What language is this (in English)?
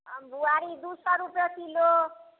Maithili